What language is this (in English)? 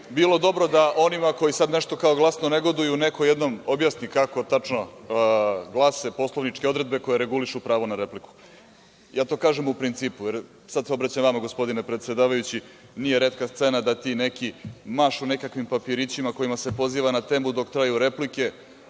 Serbian